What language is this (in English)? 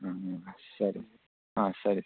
Kannada